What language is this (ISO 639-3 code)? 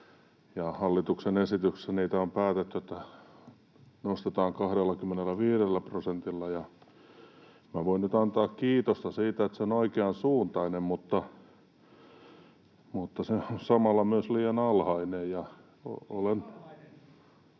fin